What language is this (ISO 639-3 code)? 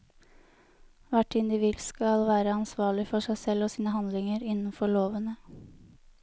nor